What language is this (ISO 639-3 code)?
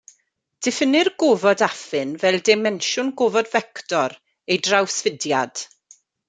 cym